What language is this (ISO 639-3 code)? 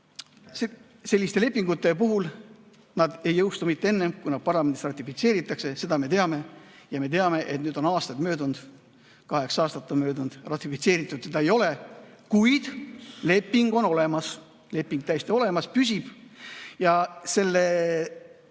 est